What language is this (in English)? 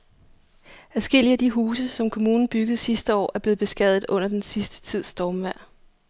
Danish